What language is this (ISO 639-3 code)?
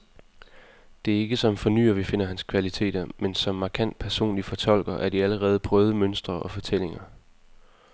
dan